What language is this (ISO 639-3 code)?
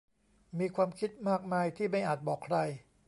tha